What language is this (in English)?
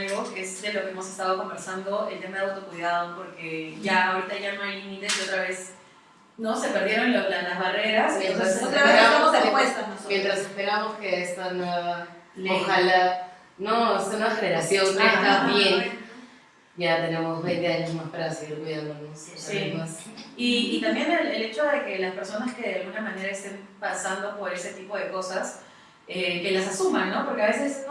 Spanish